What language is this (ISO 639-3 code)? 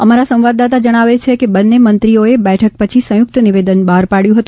guj